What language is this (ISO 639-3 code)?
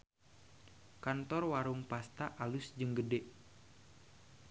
sun